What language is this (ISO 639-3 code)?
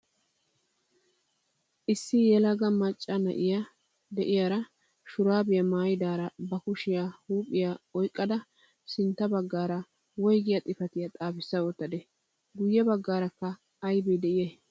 wal